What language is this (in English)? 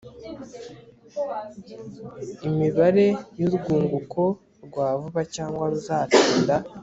Kinyarwanda